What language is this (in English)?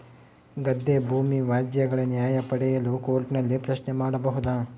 Kannada